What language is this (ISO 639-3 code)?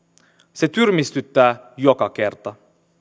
fin